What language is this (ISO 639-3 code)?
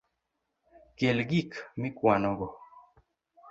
luo